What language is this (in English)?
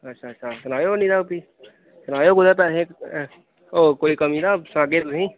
Dogri